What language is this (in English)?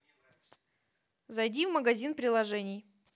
Russian